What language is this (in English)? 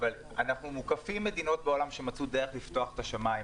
Hebrew